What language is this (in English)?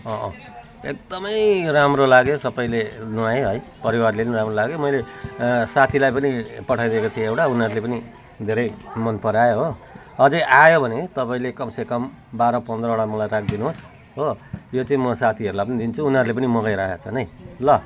Nepali